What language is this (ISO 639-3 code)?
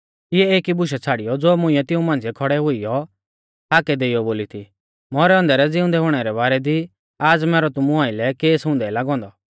bfz